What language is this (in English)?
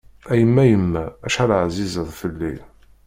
Kabyle